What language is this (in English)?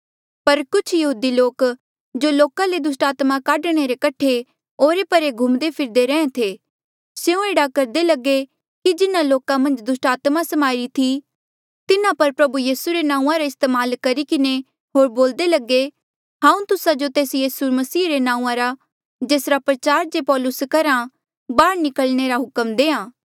Mandeali